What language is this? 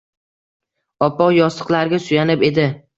Uzbek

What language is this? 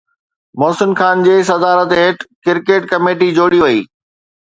Sindhi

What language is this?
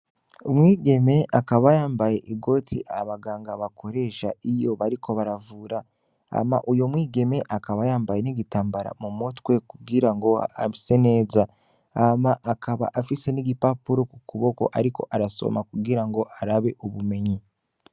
Rundi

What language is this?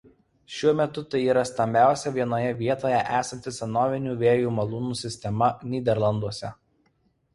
Lithuanian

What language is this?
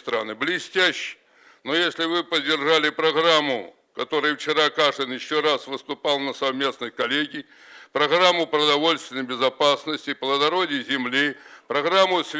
Russian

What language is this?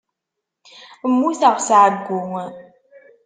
Kabyle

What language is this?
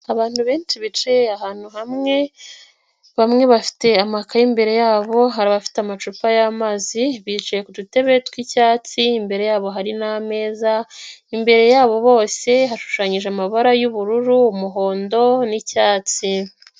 Kinyarwanda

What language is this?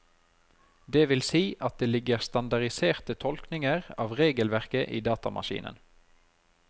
Norwegian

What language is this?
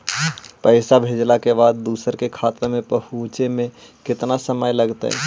Magahi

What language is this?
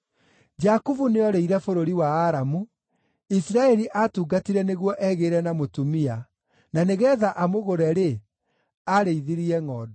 Kikuyu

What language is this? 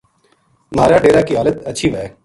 Gujari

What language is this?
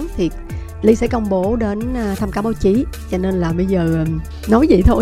Vietnamese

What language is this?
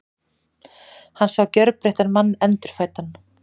Icelandic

